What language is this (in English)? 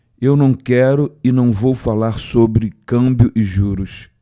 Portuguese